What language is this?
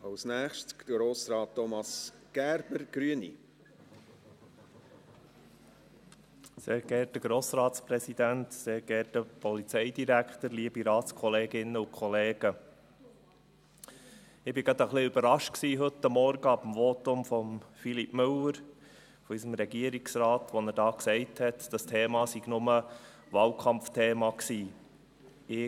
Swiss German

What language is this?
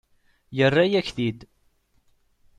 Kabyle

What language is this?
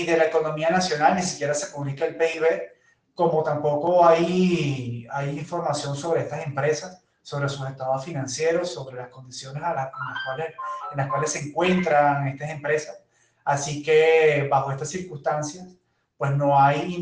Spanish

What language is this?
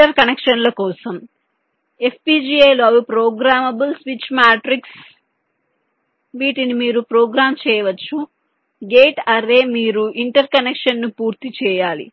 Telugu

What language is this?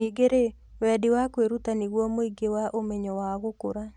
Kikuyu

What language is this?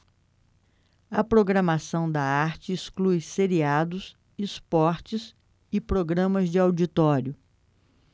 Portuguese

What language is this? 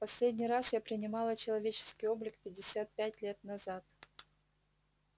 Russian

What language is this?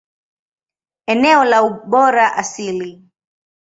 Swahili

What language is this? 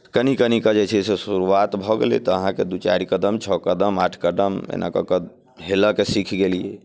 Maithili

